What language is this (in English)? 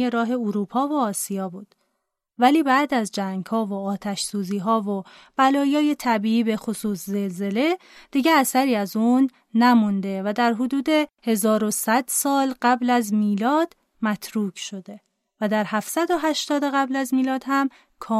Persian